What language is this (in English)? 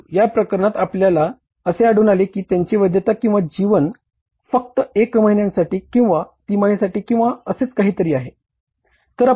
Marathi